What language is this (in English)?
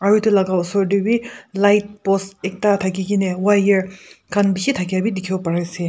Naga Pidgin